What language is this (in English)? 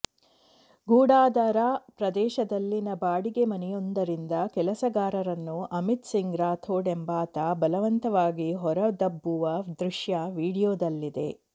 Kannada